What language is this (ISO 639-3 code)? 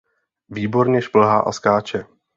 ces